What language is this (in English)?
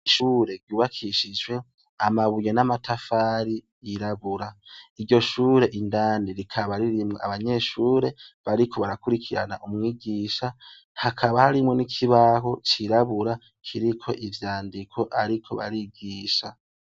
Rundi